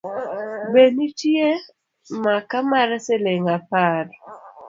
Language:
Luo (Kenya and Tanzania)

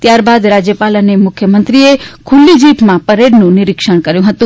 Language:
Gujarati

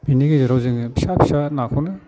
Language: Bodo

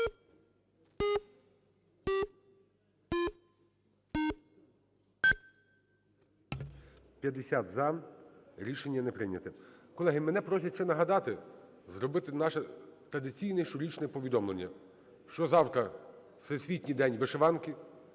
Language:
Ukrainian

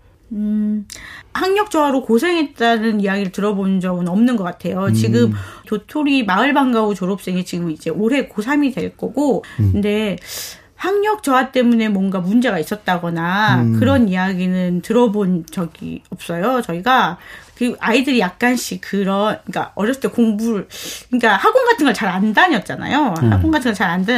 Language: Korean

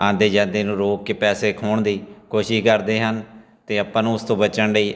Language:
Punjabi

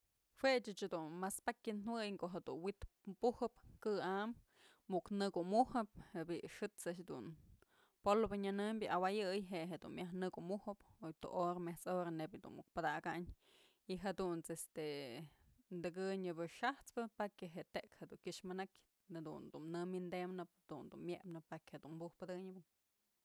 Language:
Mazatlán Mixe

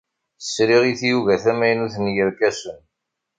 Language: Kabyle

